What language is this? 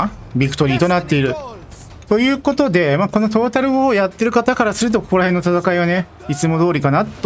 Japanese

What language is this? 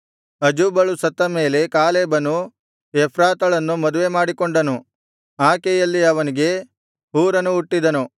Kannada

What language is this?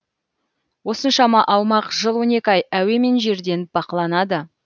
Kazakh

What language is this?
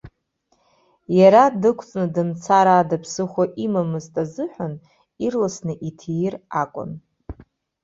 Abkhazian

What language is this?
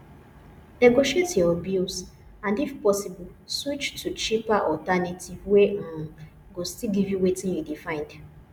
Nigerian Pidgin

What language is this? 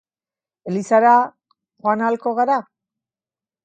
Basque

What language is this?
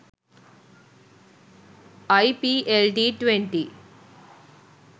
Sinhala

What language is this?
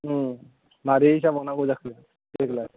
Bodo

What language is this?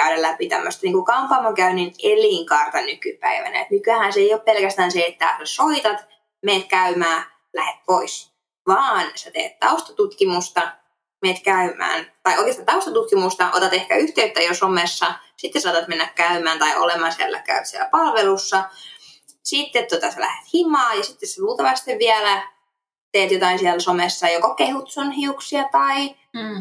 Finnish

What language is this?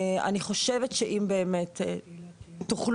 Hebrew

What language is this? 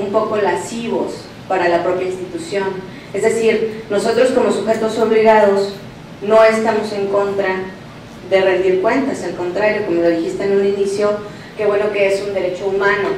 Spanish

